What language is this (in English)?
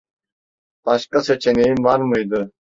Turkish